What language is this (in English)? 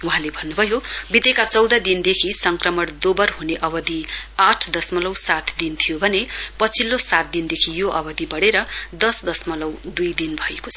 Nepali